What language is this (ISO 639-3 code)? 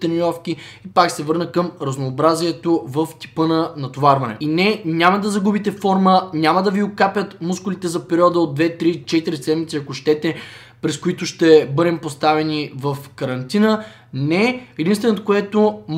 bul